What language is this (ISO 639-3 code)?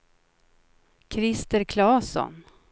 swe